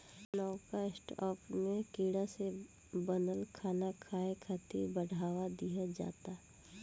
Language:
Bhojpuri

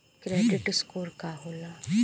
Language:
Bhojpuri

